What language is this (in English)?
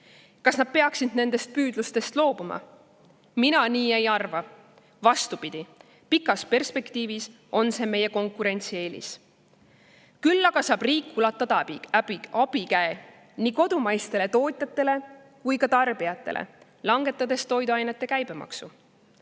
Estonian